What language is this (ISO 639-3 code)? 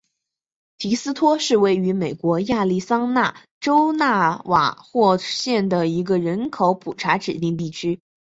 zho